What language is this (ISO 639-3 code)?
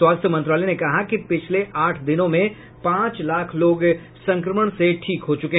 hin